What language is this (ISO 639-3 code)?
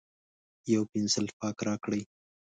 pus